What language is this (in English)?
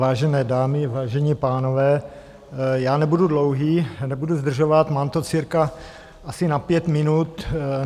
Czech